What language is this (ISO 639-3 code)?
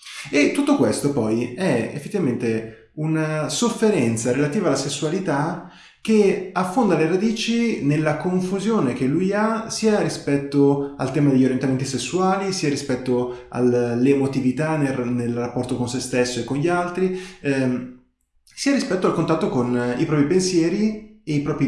ita